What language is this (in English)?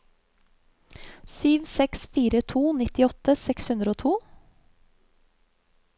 Norwegian